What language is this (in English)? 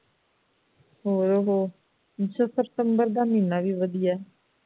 Punjabi